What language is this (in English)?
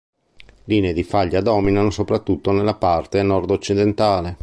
Italian